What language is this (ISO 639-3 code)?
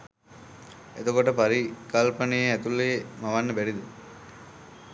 sin